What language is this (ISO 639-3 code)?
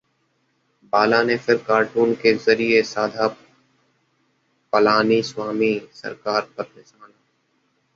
hin